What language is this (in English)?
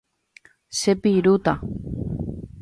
Guarani